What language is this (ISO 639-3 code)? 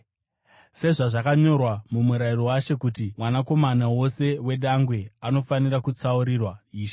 sna